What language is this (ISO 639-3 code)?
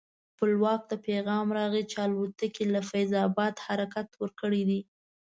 pus